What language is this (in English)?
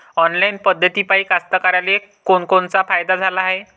Marathi